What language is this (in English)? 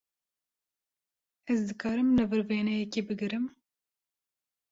Kurdish